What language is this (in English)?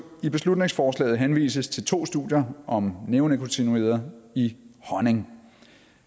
Danish